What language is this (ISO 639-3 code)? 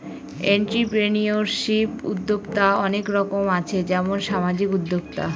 ben